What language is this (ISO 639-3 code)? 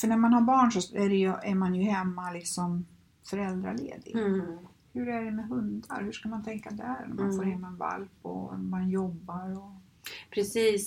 swe